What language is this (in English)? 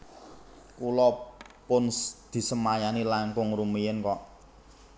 Javanese